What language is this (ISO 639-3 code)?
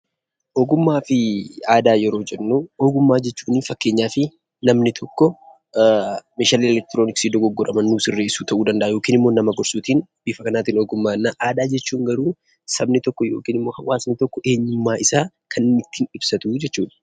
orm